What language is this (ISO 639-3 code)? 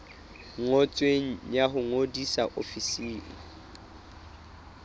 sot